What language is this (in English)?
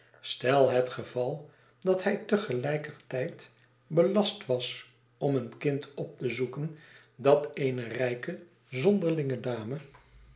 Dutch